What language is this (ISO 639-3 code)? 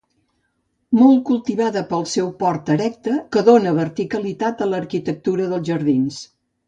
cat